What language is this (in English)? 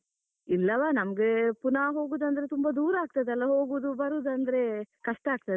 Kannada